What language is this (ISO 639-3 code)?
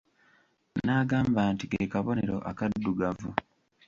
lug